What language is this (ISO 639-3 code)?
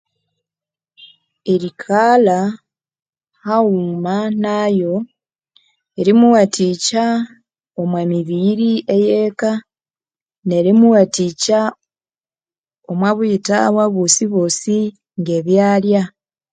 koo